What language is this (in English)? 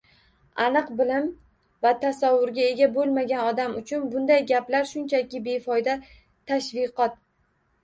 Uzbek